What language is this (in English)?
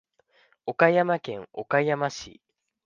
Japanese